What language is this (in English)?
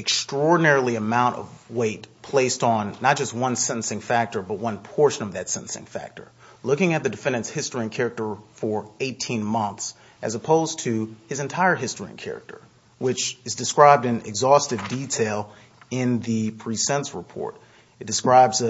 English